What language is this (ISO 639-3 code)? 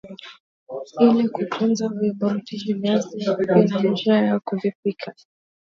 swa